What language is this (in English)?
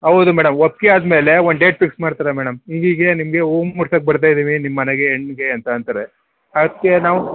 Kannada